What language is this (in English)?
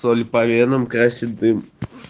Russian